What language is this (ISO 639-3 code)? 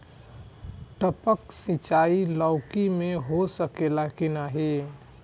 bho